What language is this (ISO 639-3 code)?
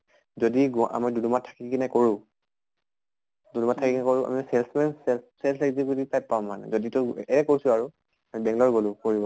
asm